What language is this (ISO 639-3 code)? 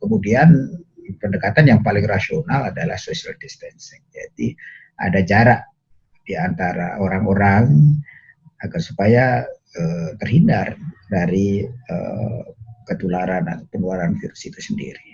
ind